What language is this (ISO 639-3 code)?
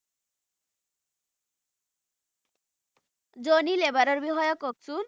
asm